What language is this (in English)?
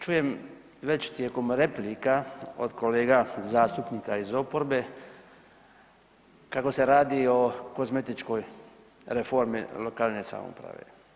Croatian